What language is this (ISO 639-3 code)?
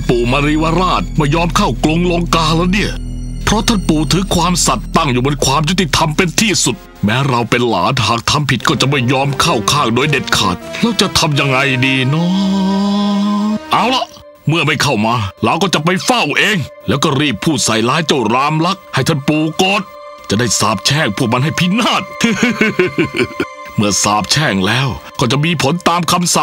tha